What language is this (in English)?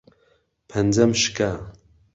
Central Kurdish